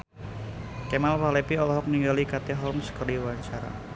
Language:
Sundanese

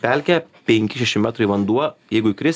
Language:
Lithuanian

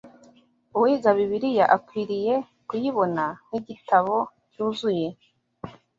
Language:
Kinyarwanda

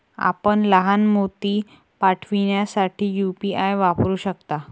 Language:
Marathi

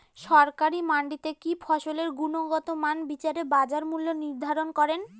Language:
Bangla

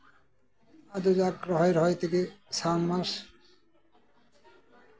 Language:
Santali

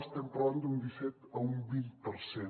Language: Catalan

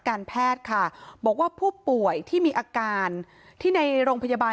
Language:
Thai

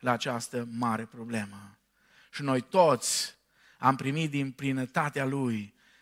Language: Romanian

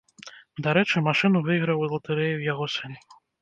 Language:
Belarusian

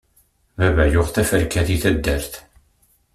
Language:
Kabyle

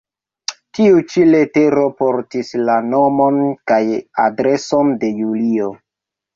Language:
Esperanto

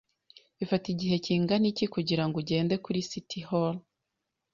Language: Kinyarwanda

